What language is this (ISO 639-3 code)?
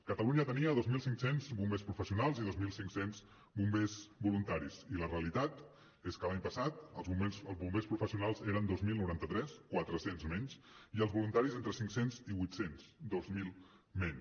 cat